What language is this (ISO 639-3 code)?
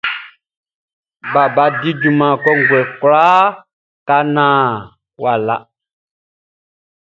bci